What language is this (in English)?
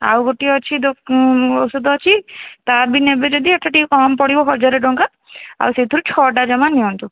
Odia